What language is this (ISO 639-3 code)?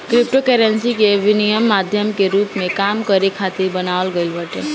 bho